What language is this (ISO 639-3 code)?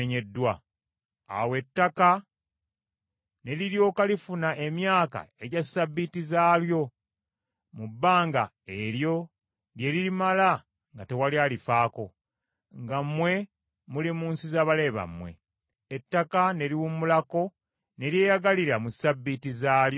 lug